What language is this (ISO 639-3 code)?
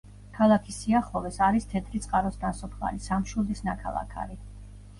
kat